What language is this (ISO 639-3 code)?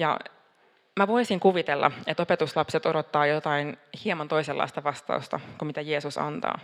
fin